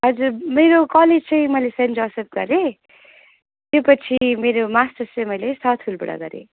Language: Nepali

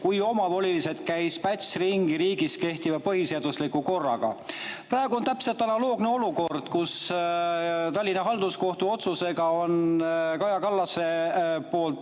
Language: Estonian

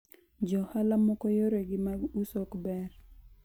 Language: Luo (Kenya and Tanzania)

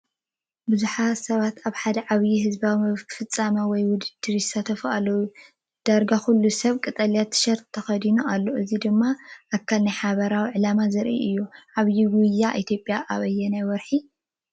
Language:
Tigrinya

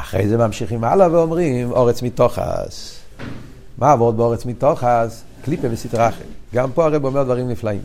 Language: Hebrew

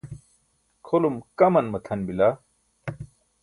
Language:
Burushaski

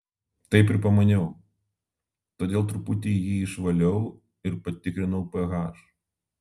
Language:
Lithuanian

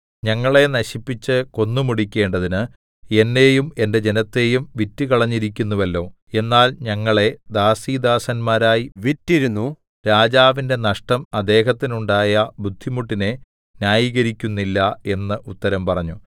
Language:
Malayalam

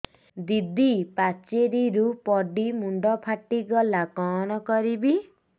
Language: Odia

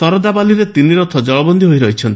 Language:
Odia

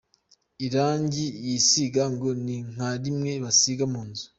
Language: Kinyarwanda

